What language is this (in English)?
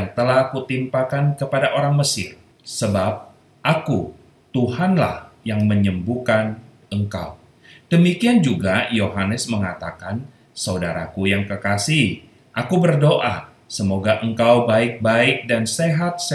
Indonesian